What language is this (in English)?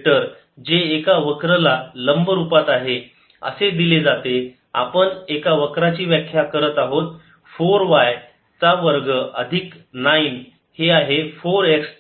Marathi